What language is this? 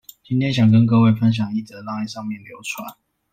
Chinese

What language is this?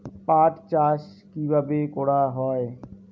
Bangla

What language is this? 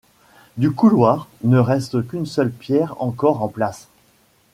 French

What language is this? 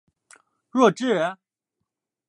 Chinese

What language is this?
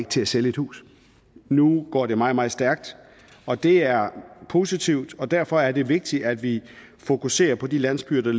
Danish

